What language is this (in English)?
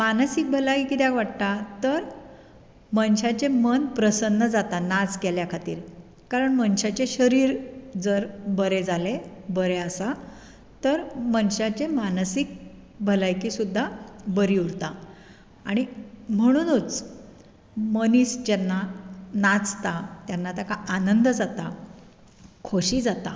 Konkani